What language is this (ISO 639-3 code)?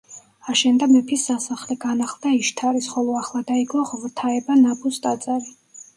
kat